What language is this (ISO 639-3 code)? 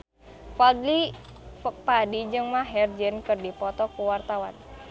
sun